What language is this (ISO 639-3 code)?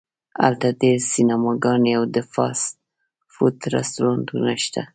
pus